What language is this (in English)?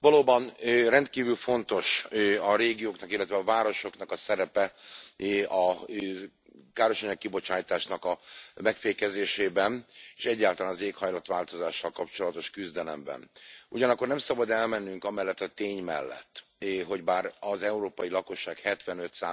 Hungarian